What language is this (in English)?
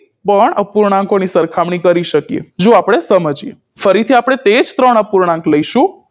Gujarati